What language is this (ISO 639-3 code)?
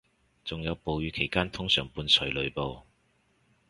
yue